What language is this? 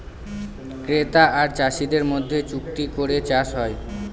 Bangla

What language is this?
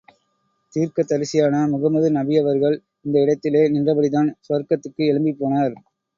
Tamil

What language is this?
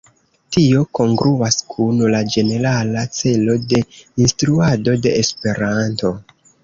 Esperanto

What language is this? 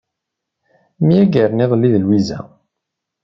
Kabyle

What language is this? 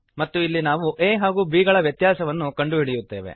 Kannada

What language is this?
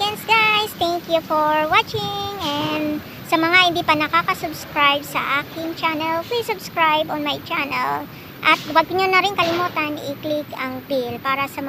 Filipino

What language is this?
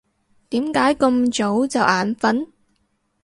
Cantonese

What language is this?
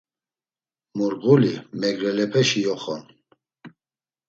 Laz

